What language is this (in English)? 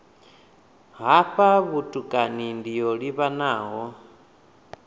Venda